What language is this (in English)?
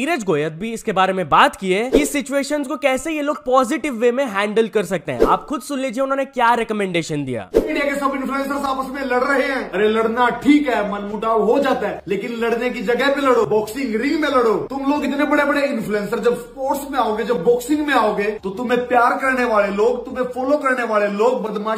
Hindi